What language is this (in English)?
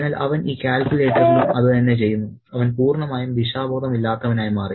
Malayalam